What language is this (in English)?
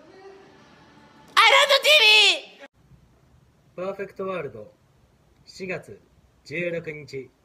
Japanese